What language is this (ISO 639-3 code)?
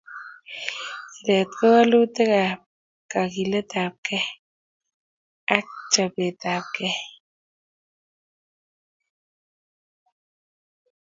kln